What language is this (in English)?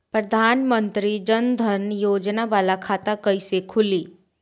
Bhojpuri